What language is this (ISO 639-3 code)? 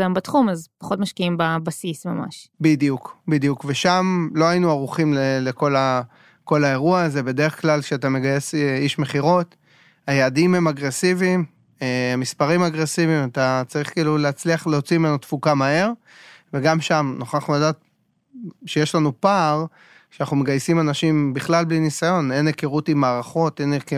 heb